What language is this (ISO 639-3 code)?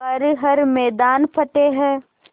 hin